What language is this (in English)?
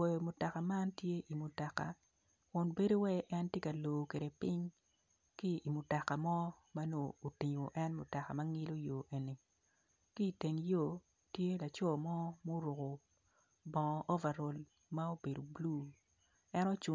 Acoli